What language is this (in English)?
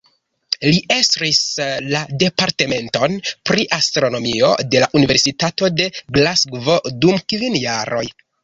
Esperanto